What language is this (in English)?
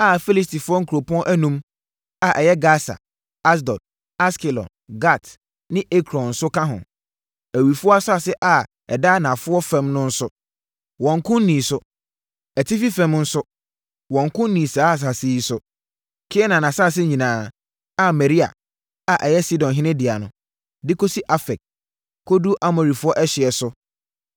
Akan